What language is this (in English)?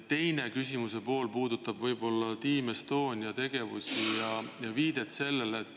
Estonian